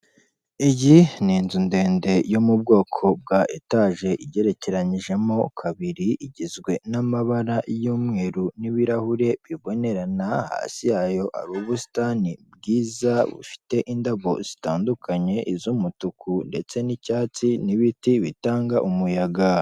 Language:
Kinyarwanda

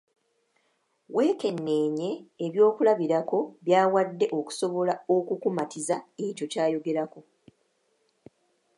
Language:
Ganda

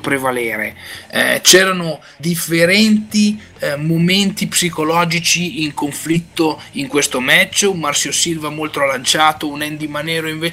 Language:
Italian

